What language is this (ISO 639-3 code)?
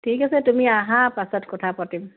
asm